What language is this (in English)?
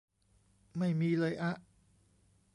Thai